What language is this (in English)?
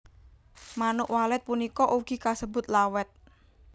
Javanese